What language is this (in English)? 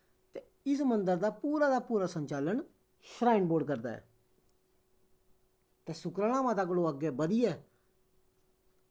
Dogri